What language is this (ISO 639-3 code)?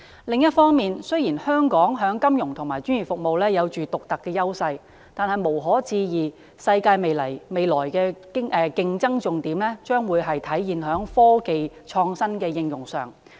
yue